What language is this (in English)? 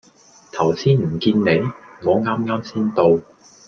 Cantonese